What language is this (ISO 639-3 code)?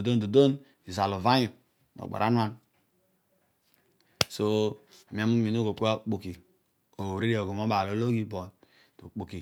odu